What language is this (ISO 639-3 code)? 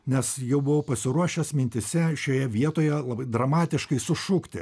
lit